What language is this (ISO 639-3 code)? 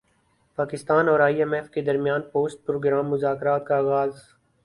urd